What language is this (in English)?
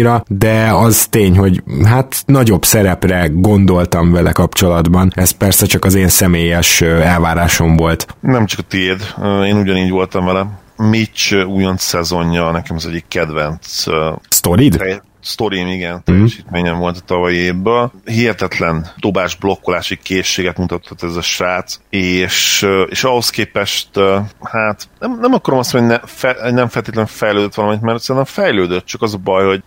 Hungarian